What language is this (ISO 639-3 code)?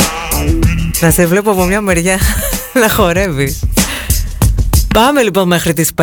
ell